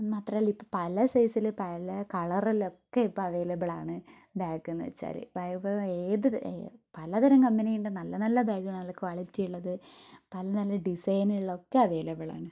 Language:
Malayalam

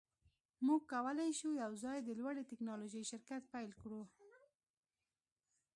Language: Pashto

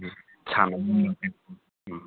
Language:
Manipuri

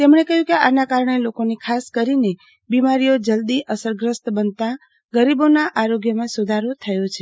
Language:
Gujarati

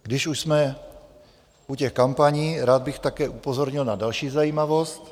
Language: Czech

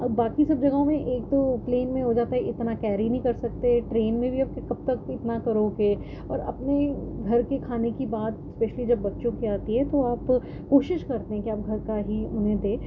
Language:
Urdu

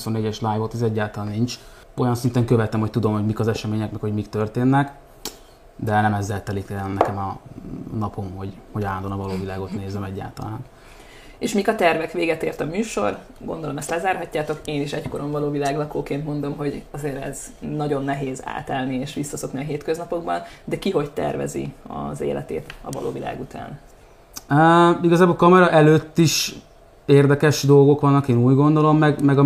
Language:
Hungarian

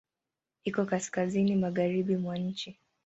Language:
Swahili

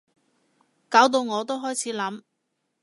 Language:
Cantonese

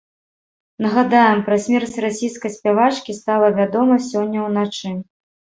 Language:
Belarusian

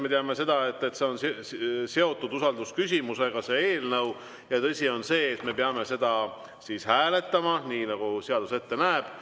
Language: Estonian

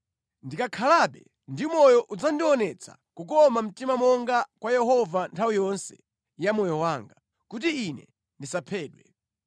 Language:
Nyanja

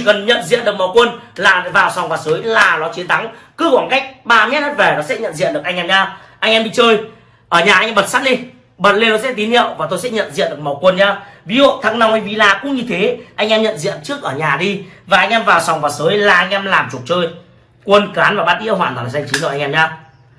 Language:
Vietnamese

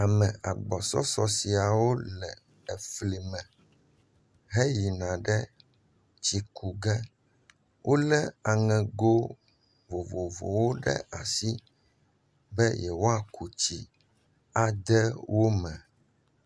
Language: Ewe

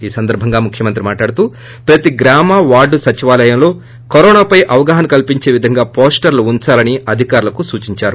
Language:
Telugu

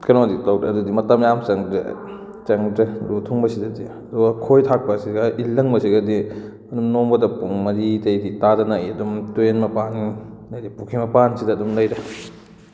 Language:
Manipuri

